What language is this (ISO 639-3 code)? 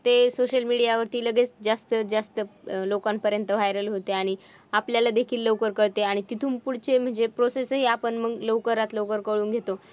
mar